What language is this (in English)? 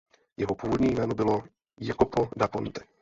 Czech